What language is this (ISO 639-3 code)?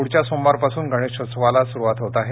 mar